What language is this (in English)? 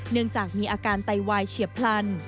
Thai